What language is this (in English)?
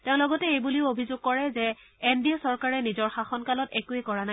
Assamese